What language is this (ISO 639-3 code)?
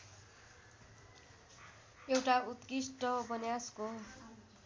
nep